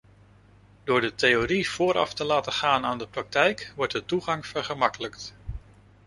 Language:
Dutch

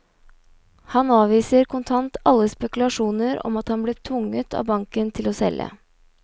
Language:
Norwegian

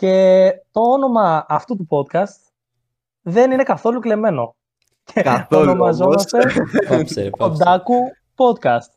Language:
Greek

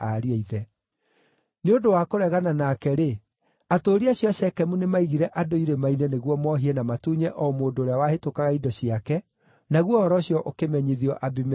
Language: Kikuyu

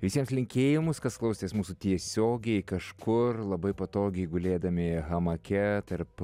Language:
Lithuanian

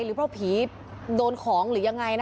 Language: Thai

